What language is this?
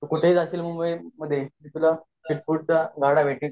Marathi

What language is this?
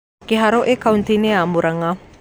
Kikuyu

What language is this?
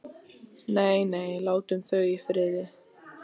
Icelandic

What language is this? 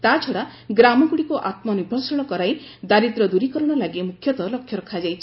Odia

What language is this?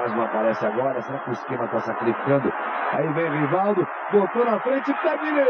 Portuguese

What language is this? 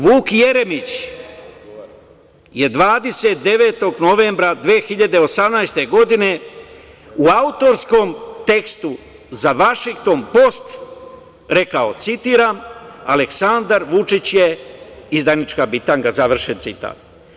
Serbian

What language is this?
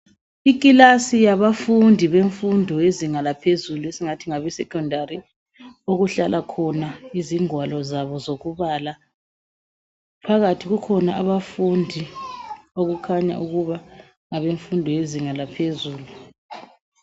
North Ndebele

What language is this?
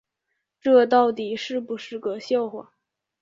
Chinese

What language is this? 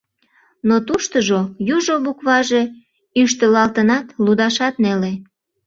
Mari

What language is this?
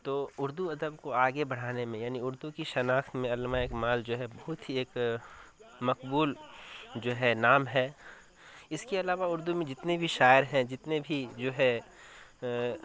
Urdu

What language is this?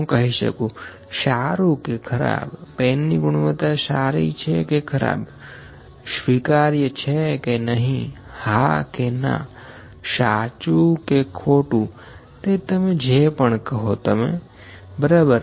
Gujarati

